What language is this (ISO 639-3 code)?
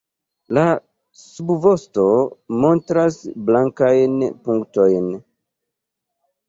epo